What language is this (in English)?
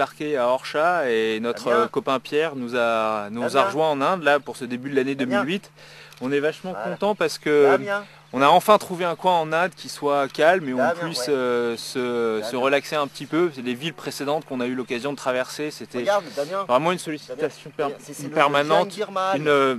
French